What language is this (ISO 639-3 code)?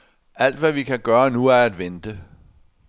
dan